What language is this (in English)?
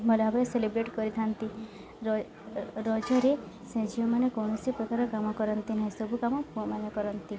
Odia